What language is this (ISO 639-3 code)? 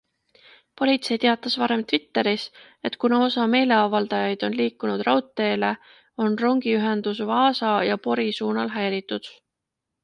est